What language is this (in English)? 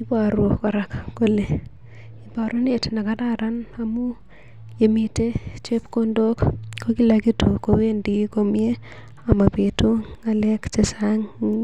Kalenjin